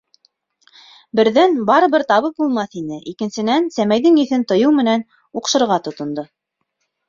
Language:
Bashkir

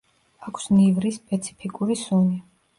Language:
Georgian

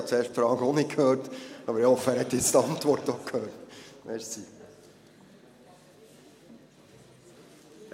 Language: Swiss German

